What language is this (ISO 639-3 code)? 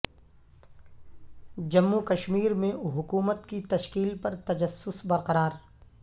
urd